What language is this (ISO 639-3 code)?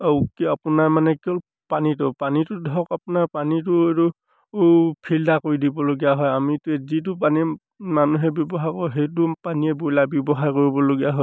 asm